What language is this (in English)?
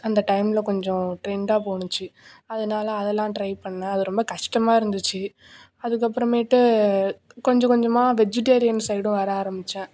Tamil